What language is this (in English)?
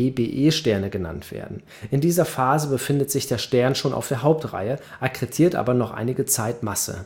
German